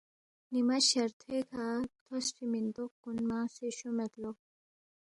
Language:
Balti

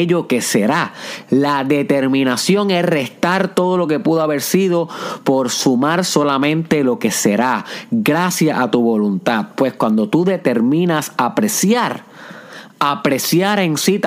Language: Spanish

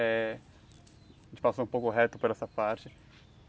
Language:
Portuguese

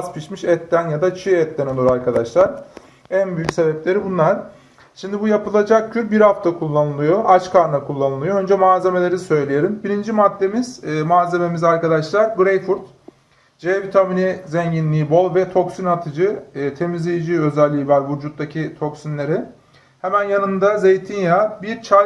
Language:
Turkish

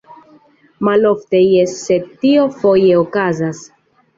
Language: Esperanto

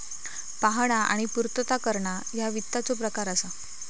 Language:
Marathi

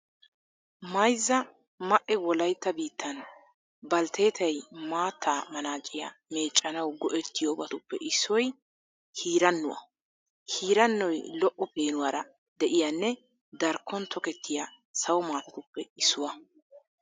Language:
Wolaytta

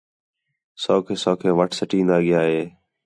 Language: Khetrani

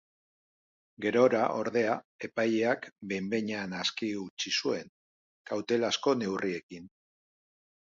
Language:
Basque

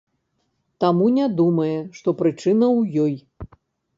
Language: Belarusian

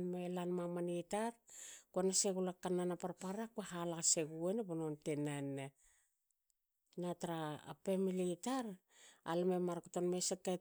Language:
Hakö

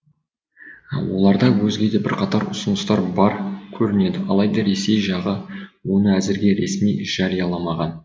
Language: Kazakh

